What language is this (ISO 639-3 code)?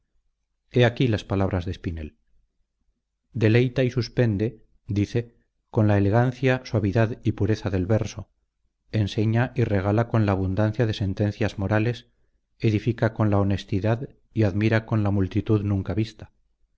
spa